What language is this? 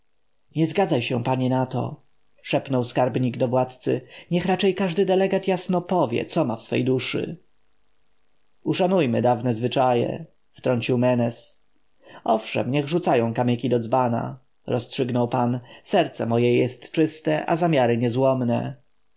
Polish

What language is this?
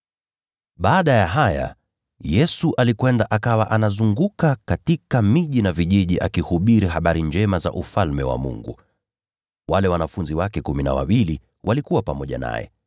Swahili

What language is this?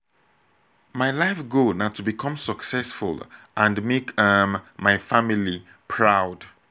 Nigerian Pidgin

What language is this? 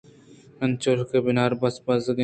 Eastern Balochi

